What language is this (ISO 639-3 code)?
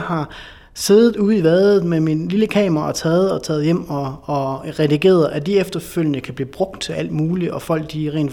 dan